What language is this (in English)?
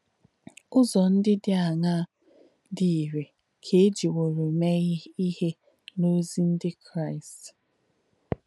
Igbo